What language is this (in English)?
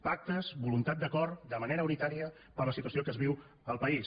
Catalan